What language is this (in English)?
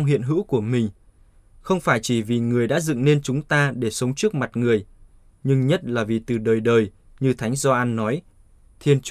Vietnamese